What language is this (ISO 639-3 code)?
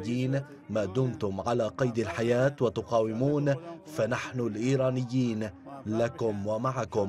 ara